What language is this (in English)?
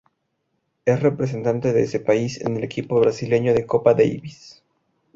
Spanish